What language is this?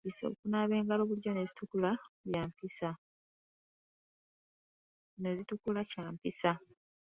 Ganda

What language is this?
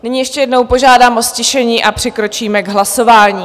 Czech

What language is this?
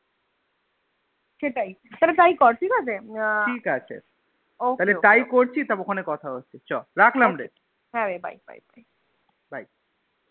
Bangla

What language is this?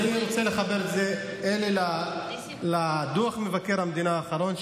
Hebrew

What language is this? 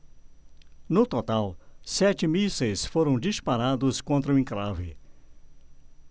Portuguese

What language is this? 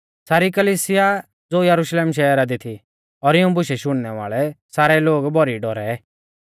Mahasu Pahari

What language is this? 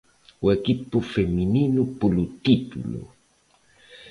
Galician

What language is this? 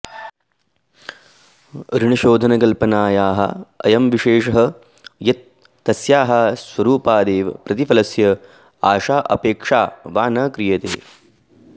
Sanskrit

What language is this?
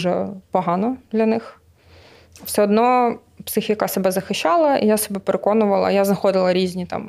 Ukrainian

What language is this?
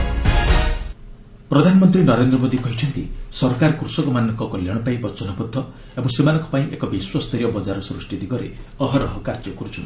Odia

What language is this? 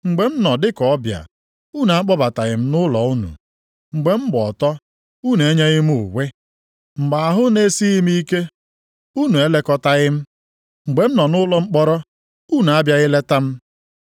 Igbo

